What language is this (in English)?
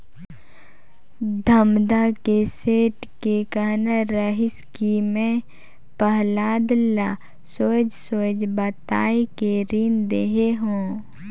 Chhattisgarhi